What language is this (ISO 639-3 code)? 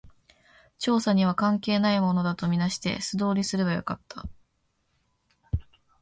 jpn